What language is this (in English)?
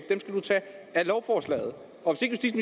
Danish